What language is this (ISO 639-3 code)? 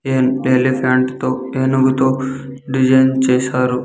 tel